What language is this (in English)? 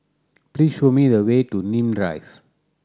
English